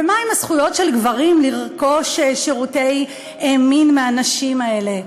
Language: Hebrew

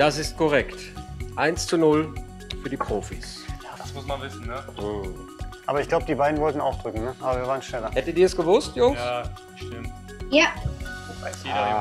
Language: German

